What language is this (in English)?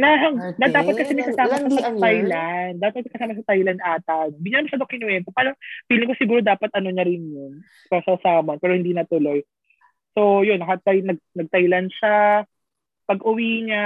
Filipino